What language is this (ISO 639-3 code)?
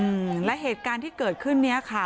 tha